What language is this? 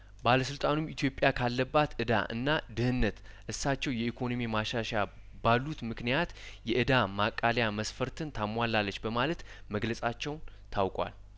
Amharic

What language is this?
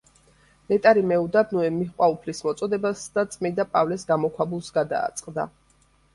Georgian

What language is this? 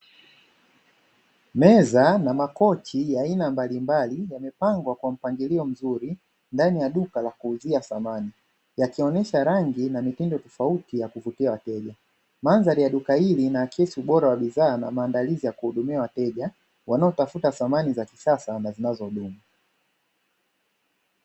Swahili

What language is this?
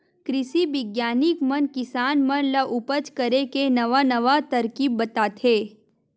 Chhattisgarhi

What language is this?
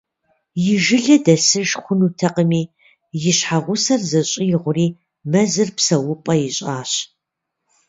Kabardian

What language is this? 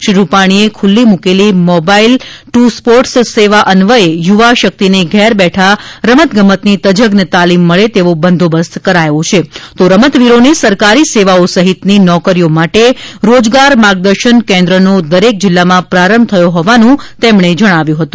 Gujarati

